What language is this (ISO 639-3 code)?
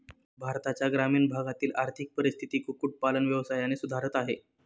mar